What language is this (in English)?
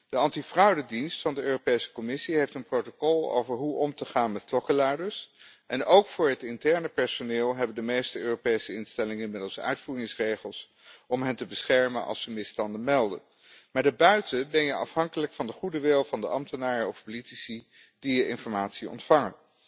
Dutch